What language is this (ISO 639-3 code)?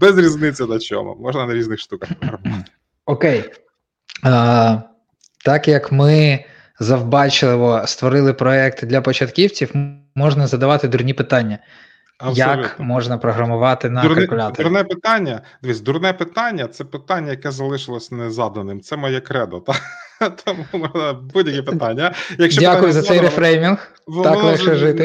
ukr